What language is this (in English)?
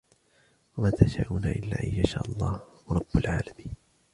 Arabic